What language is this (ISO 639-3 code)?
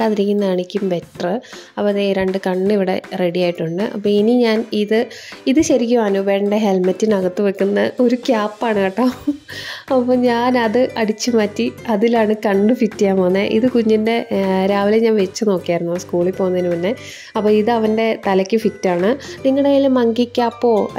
mal